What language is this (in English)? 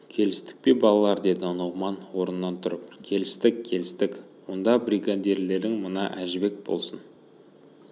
Kazakh